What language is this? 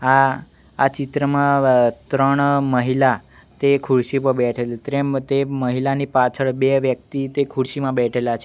Gujarati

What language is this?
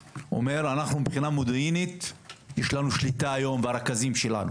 Hebrew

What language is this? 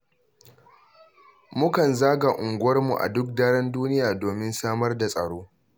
Hausa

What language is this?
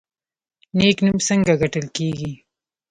Pashto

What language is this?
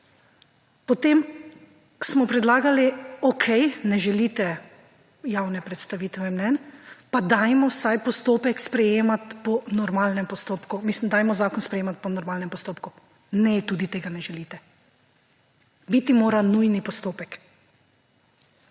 Slovenian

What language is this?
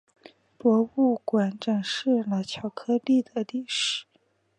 Chinese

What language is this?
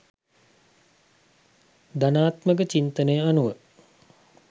Sinhala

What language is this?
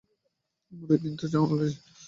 Bangla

